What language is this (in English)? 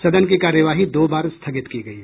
Hindi